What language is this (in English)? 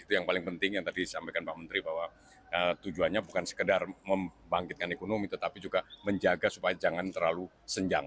Indonesian